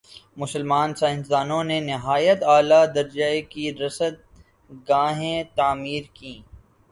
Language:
Urdu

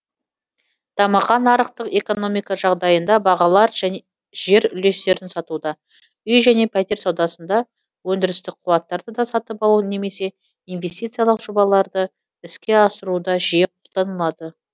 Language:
Kazakh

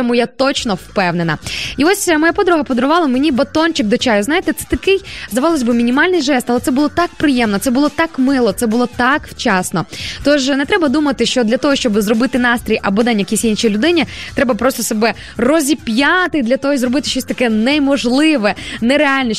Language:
Ukrainian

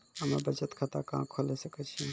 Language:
Maithili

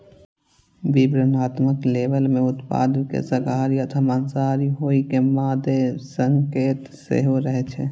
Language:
Maithili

